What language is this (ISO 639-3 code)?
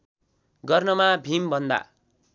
nep